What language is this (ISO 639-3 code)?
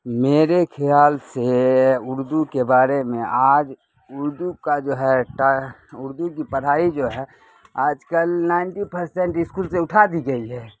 urd